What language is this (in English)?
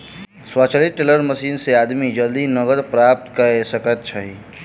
Maithili